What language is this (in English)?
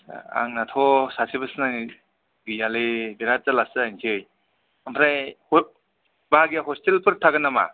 Bodo